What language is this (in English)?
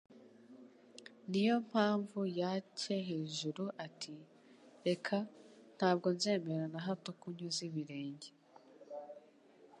Kinyarwanda